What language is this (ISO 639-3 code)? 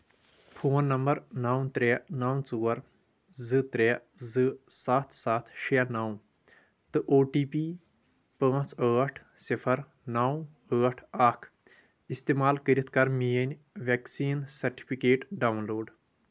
kas